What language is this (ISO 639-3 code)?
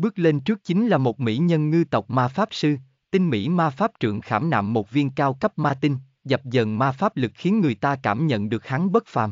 vie